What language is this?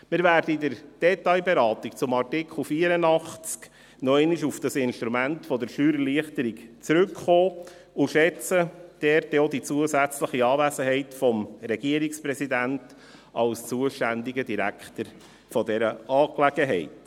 Swiss German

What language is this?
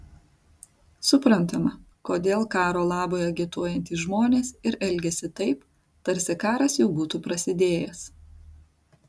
Lithuanian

